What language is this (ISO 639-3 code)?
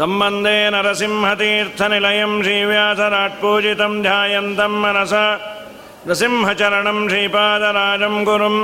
kan